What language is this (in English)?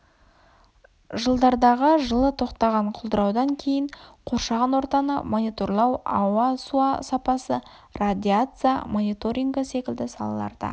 Kazakh